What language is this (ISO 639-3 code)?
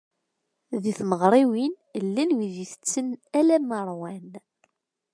kab